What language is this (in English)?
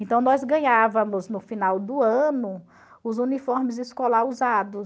Portuguese